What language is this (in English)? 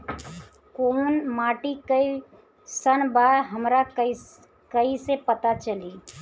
Bhojpuri